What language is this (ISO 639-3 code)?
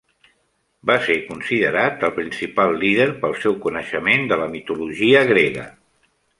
cat